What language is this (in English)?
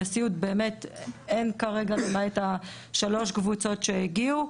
Hebrew